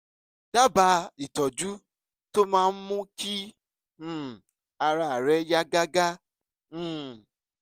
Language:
Yoruba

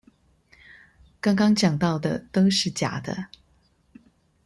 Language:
Chinese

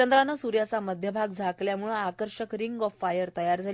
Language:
Marathi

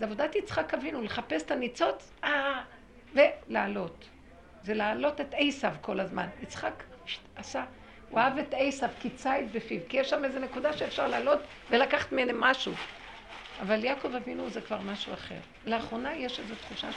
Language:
Hebrew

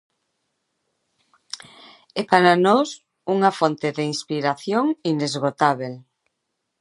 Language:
Galician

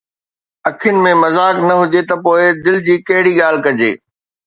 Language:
Sindhi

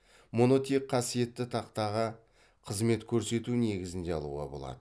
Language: Kazakh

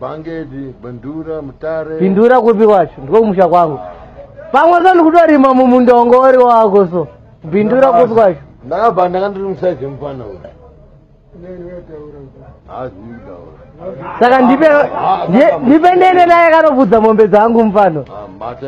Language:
Arabic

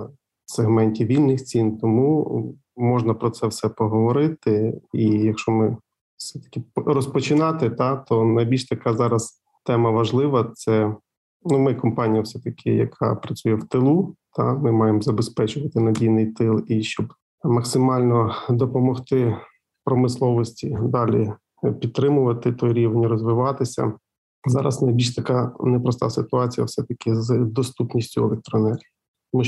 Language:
Ukrainian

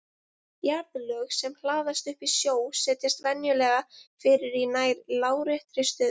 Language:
Icelandic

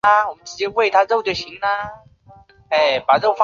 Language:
Chinese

